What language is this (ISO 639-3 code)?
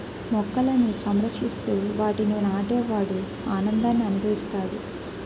tel